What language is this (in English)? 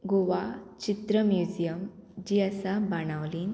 Konkani